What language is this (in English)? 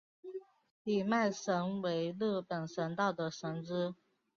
Chinese